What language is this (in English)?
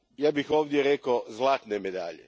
Croatian